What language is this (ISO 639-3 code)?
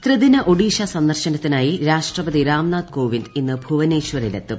mal